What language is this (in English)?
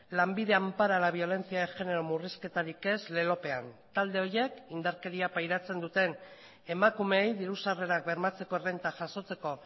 Basque